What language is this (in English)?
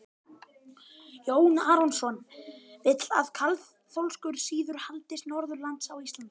Icelandic